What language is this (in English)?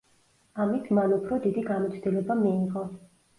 Georgian